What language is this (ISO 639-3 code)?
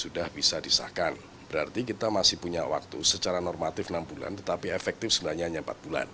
ind